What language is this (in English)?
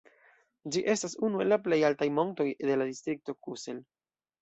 Esperanto